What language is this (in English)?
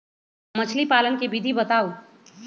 Magahi